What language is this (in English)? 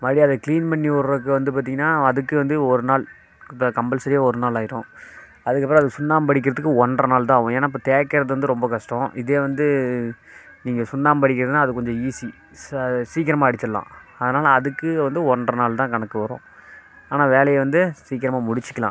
Tamil